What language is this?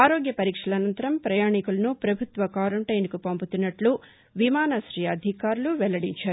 Telugu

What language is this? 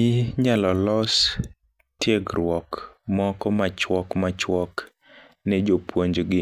Luo (Kenya and Tanzania)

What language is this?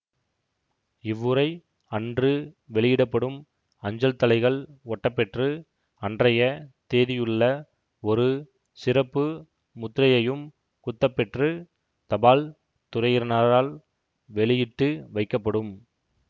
Tamil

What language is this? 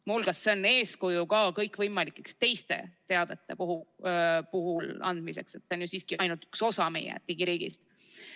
Estonian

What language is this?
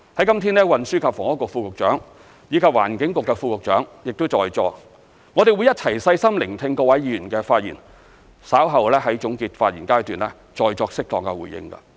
Cantonese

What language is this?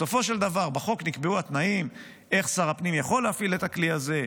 Hebrew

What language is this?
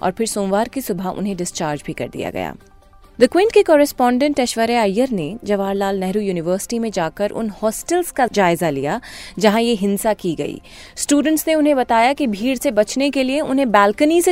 Hindi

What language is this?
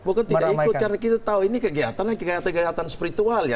Indonesian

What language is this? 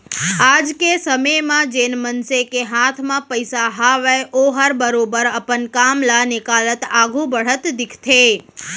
Chhattisgarhi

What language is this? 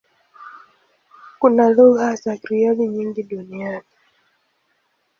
Swahili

